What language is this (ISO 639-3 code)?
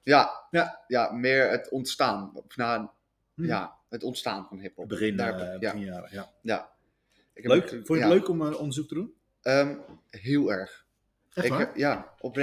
nld